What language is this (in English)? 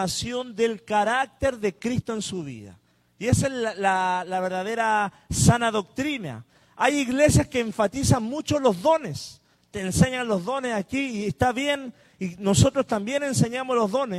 Spanish